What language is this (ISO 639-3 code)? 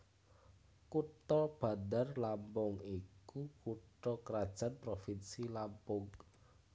jav